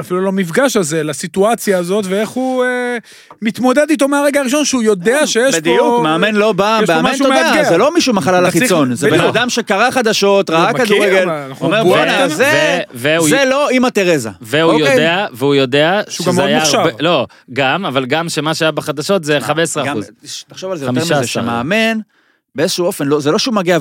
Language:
Hebrew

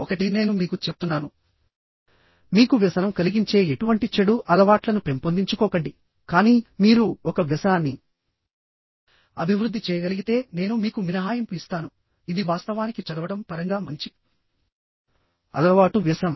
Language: Telugu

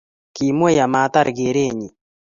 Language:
Kalenjin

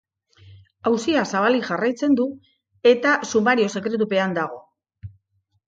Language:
Basque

